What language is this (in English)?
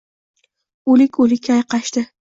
Uzbek